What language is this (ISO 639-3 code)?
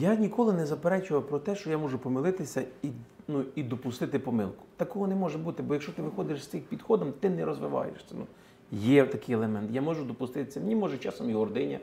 ukr